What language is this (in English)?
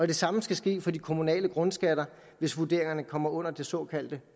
Danish